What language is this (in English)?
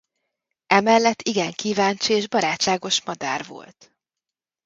Hungarian